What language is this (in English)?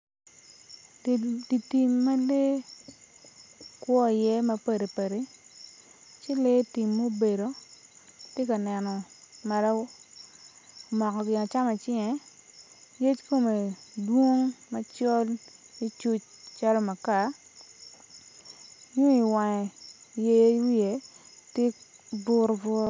Acoli